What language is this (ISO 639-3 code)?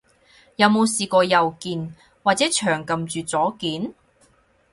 yue